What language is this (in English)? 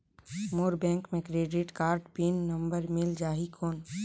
Chhattisgarhi